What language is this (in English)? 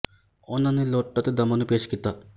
Punjabi